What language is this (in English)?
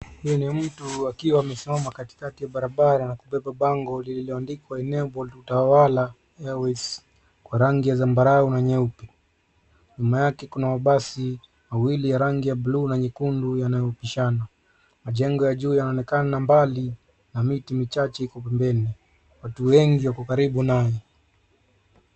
Swahili